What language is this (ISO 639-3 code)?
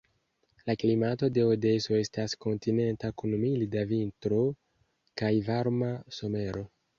epo